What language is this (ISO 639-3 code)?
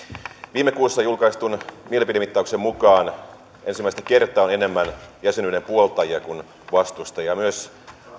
fin